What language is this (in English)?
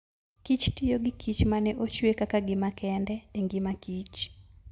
Luo (Kenya and Tanzania)